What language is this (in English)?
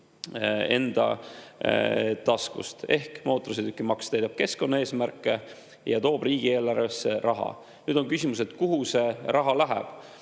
Estonian